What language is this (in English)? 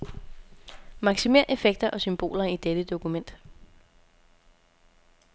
Danish